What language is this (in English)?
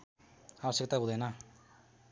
Nepali